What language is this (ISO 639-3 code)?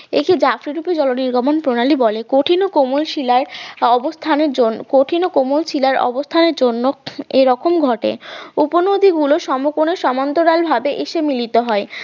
ben